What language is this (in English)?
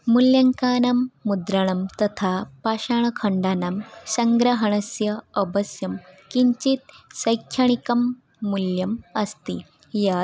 Sanskrit